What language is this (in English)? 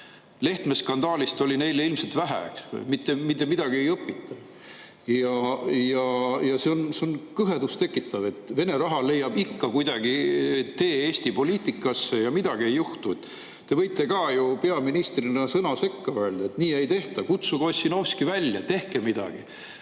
Estonian